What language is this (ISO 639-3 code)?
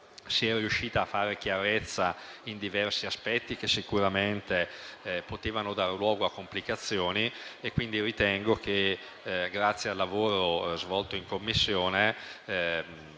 ita